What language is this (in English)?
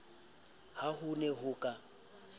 Southern Sotho